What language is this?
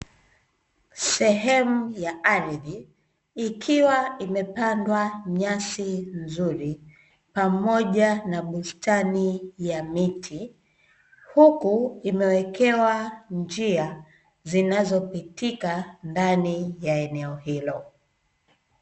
Swahili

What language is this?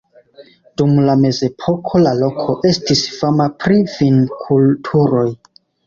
Esperanto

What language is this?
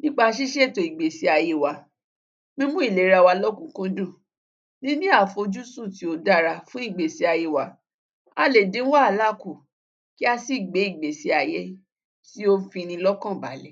Yoruba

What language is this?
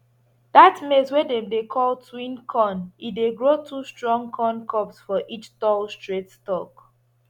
Nigerian Pidgin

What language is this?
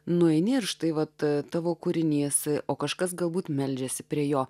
Lithuanian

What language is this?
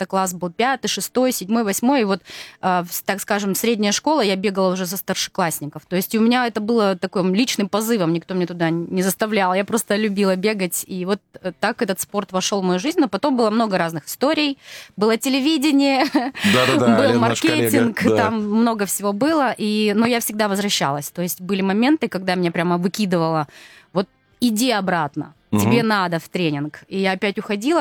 Russian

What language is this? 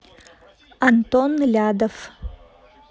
Russian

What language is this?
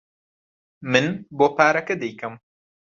Central Kurdish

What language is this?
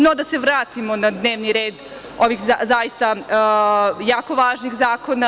Serbian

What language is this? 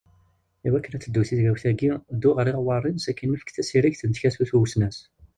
Kabyle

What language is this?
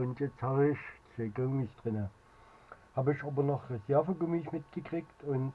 German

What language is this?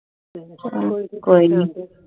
Punjabi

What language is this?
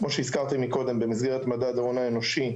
Hebrew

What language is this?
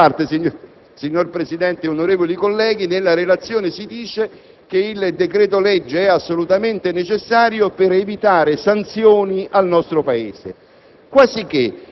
Italian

